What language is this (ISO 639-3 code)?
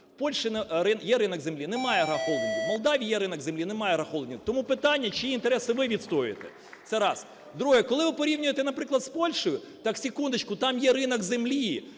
ukr